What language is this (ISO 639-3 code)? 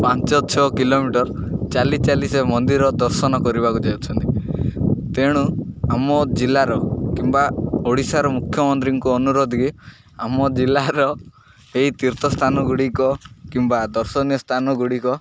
ori